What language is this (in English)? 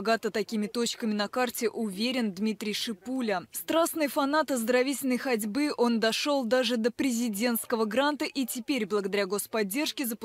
Russian